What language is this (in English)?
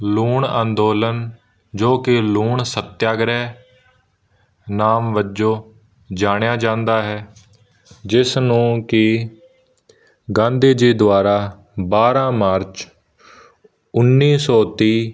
Punjabi